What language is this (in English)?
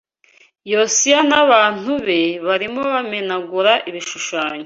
Kinyarwanda